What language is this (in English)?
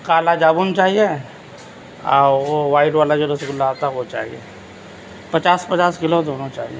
Urdu